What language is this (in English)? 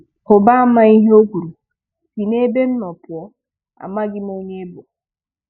Igbo